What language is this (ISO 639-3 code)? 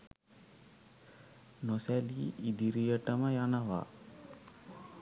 sin